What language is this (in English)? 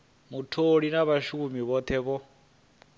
Venda